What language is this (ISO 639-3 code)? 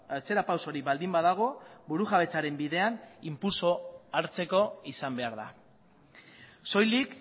eus